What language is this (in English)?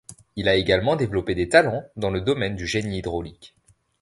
French